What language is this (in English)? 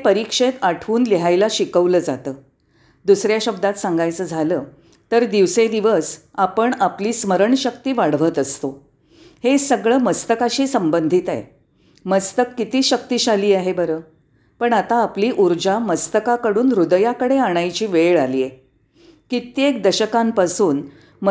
Marathi